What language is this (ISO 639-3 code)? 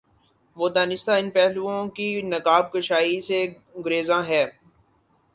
urd